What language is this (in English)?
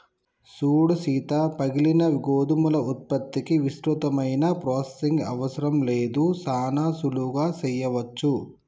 Telugu